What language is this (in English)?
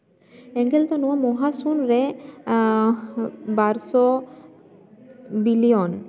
Santali